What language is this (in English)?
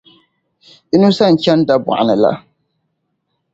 Dagbani